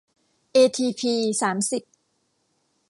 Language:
Thai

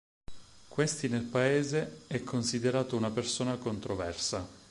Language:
Italian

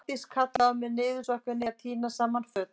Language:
Icelandic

